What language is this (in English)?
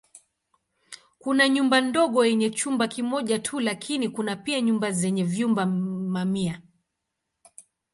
Swahili